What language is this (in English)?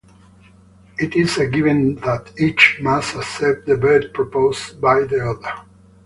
English